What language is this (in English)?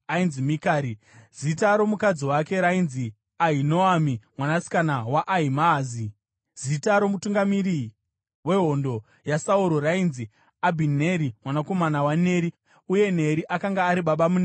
Shona